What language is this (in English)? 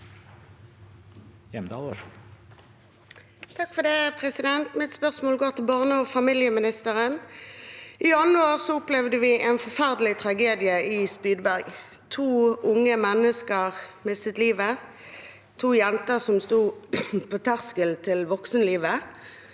Norwegian